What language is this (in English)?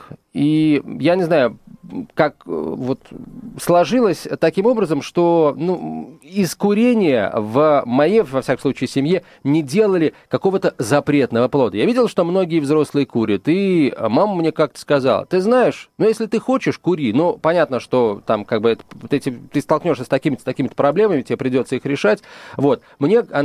Russian